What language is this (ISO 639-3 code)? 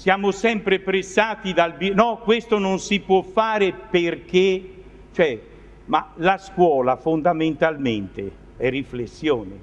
ita